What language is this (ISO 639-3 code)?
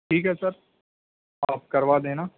urd